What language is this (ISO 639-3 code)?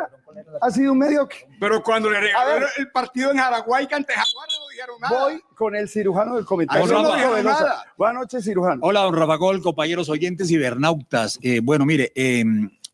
spa